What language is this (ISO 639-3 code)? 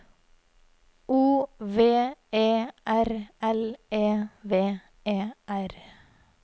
nor